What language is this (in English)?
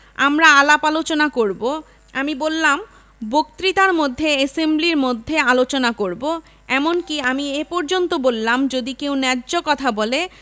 Bangla